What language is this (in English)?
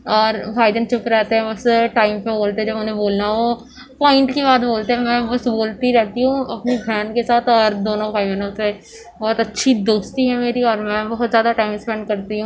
Urdu